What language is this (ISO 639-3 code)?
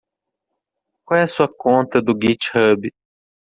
por